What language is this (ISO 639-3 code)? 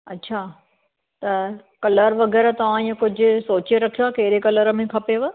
snd